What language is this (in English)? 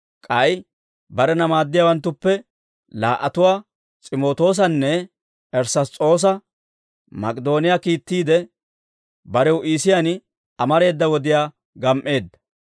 Dawro